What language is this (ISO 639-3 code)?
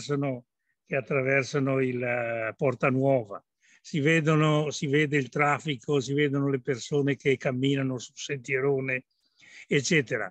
ita